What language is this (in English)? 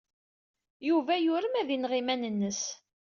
Kabyle